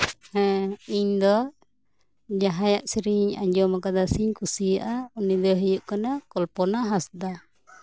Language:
Santali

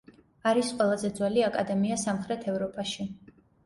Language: Georgian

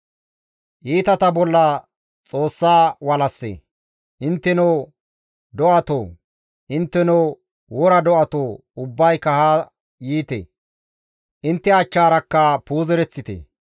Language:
Gamo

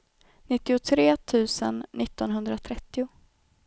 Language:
Swedish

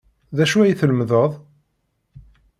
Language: Kabyle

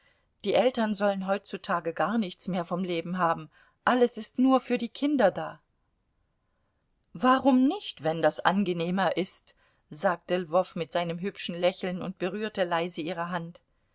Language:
German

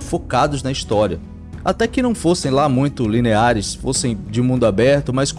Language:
Portuguese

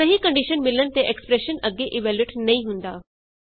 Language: Punjabi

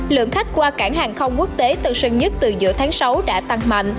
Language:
Vietnamese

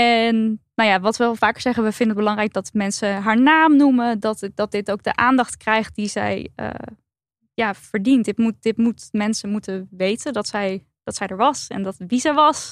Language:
Dutch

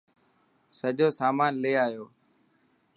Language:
Dhatki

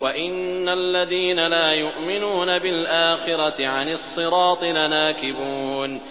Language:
Arabic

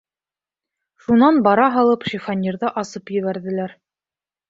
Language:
Bashkir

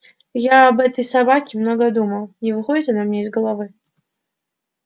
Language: Russian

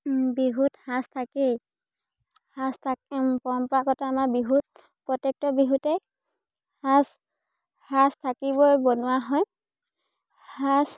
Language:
Assamese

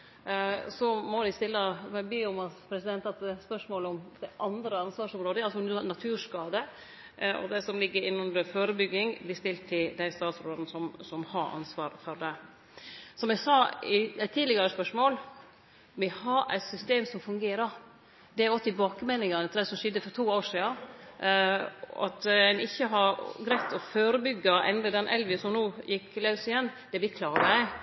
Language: Norwegian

